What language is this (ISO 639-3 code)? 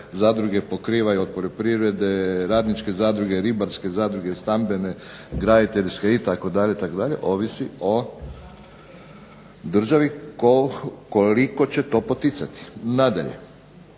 hrv